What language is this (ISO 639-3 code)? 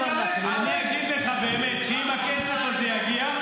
heb